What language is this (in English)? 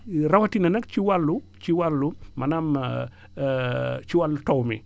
Wolof